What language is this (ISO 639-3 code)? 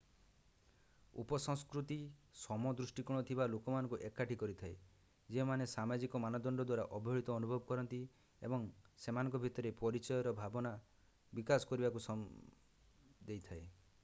ori